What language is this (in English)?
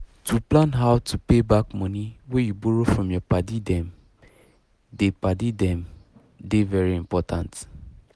Nigerian Pidgin